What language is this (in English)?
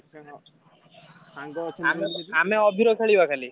Odia